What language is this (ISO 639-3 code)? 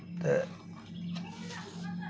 doi